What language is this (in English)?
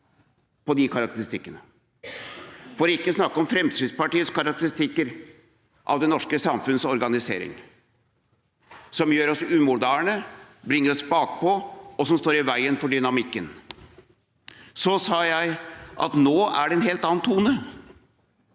Norwegian